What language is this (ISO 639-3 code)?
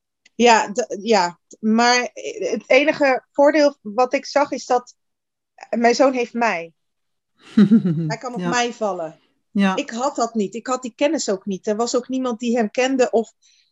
nld